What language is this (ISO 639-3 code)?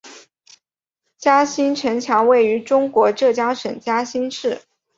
zho